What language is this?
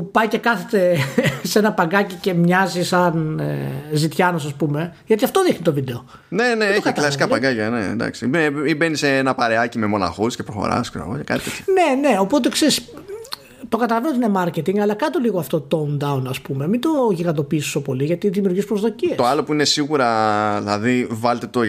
Greek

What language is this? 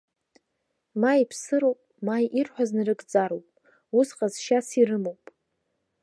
Abkhazian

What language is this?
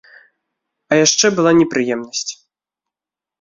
Belarusian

